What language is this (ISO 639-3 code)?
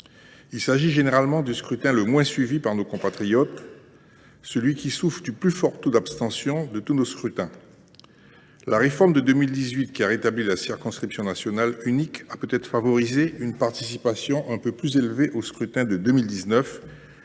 fra